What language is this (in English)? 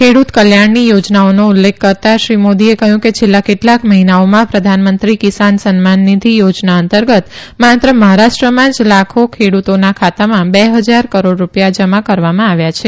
Gujarati